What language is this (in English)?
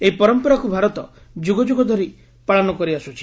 Odia